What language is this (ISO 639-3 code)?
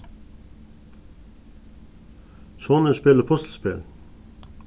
fao